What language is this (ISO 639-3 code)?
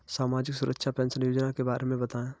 hin